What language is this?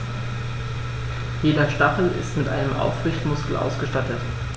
German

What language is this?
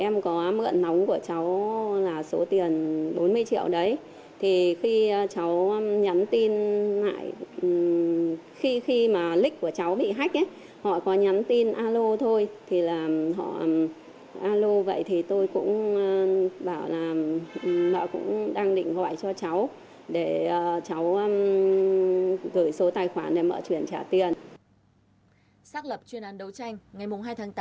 Vietnamese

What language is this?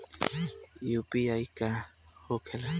Bhojpuri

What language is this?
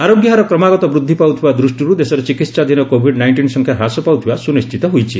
Odia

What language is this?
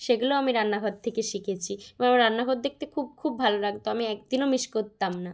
Bangla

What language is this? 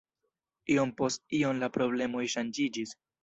Esperanto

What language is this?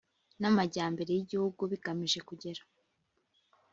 Kinyarwanda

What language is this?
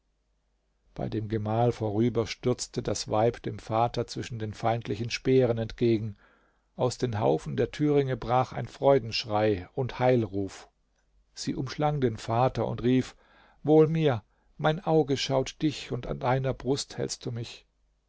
German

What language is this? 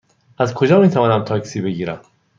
Persian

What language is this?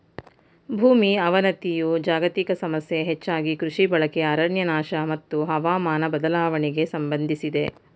Kannada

